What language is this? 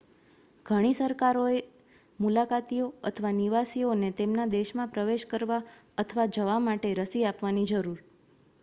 Gujarati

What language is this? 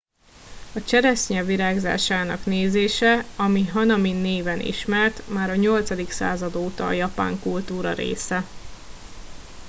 Hungarian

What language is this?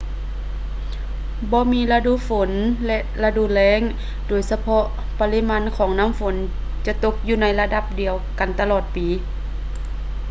Lao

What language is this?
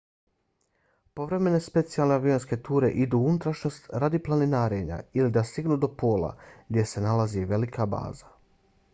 Bosnian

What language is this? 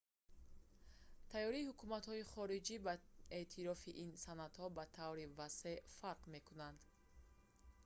Tajik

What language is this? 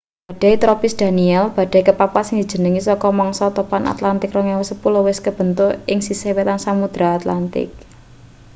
Javanese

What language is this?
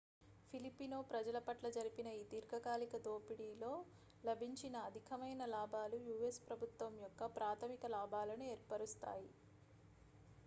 Telugu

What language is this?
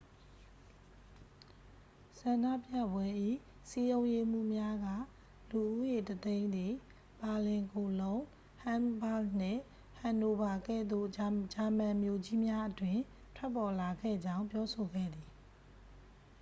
Burmese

